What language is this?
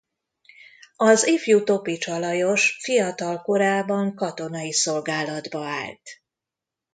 Hungarian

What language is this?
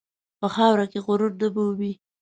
Pashto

